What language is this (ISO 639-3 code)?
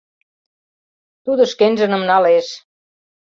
chm